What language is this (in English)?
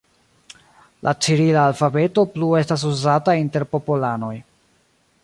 Esperanto